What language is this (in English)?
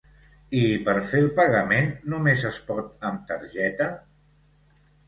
Catalan